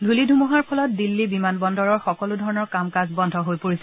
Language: Assamese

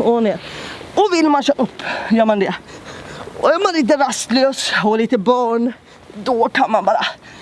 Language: Swedish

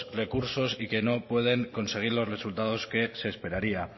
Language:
Spanish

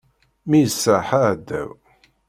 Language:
Kabyle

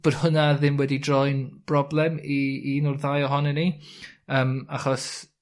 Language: Welsh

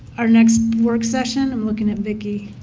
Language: English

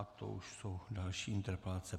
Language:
Czech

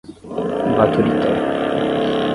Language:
Portuguese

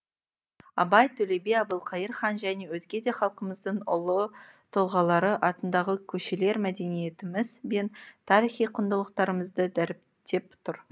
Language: Kazakh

